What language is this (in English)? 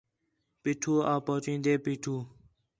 Khetrani